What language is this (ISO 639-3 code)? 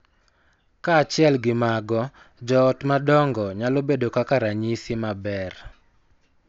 luo